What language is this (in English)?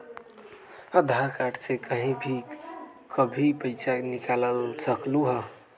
Magahi